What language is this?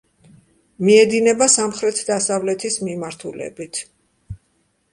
Georgian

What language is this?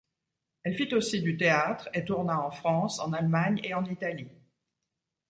French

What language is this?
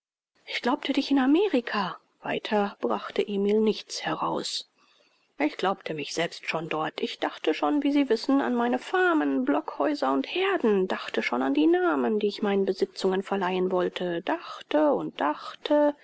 German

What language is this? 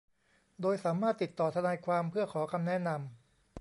Thai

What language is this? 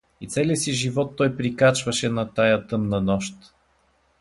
Bulgarian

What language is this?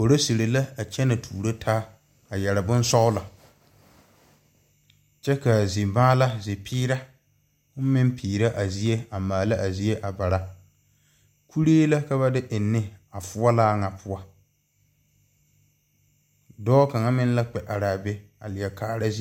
Southern Dagaare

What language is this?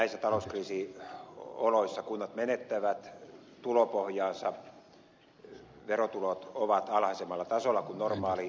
Finnish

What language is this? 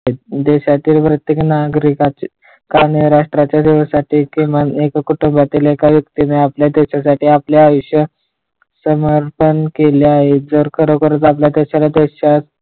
Marathi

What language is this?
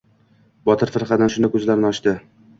Uzbek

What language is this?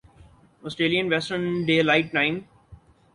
Urdu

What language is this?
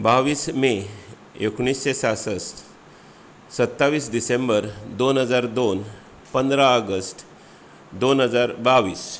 Konkani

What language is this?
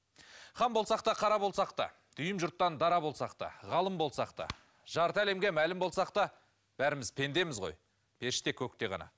Kazakh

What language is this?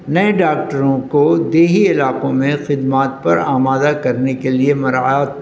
Urdu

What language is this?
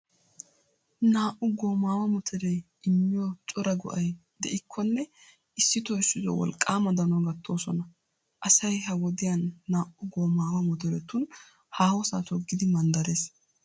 Wolaytta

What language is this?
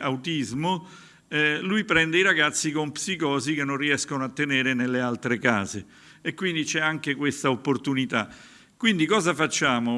Italian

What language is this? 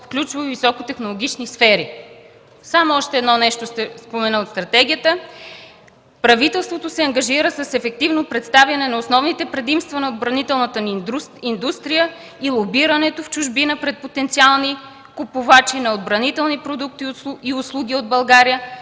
Bulgarian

